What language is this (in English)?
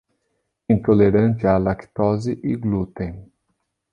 Portuguese